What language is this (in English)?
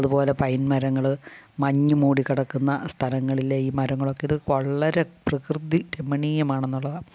Malayalam